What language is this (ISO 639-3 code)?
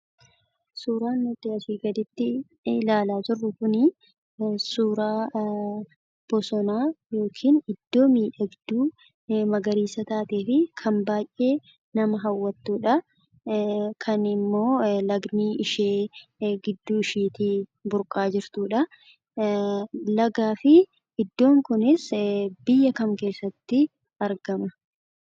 orm